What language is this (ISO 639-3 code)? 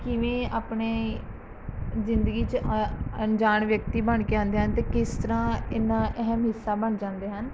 pan